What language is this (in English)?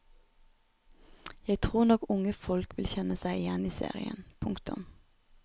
Norwegian